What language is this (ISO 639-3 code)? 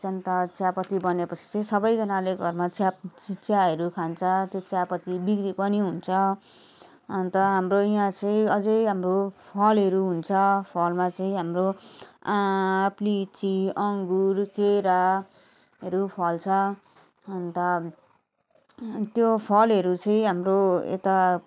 nep